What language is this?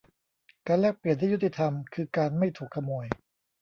Thai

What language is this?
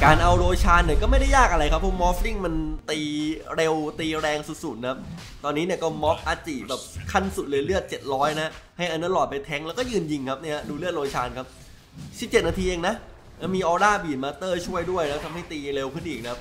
Thai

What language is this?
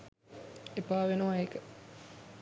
Sinhala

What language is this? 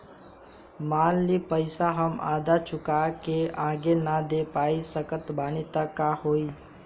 Bhojpuri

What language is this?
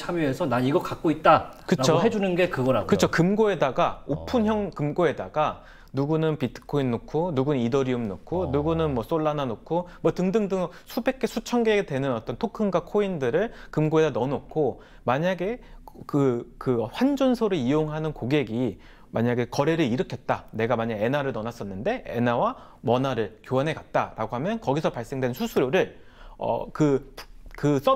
Korean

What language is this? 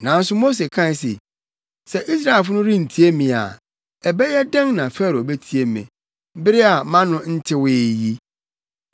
Akan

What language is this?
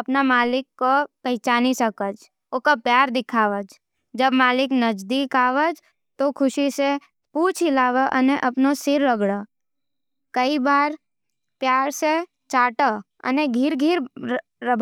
Nimadi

